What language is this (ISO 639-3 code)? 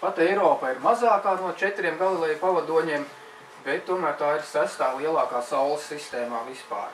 lav